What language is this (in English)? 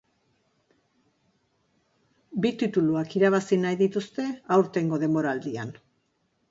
Basque